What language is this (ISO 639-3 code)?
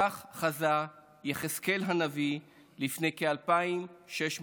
heb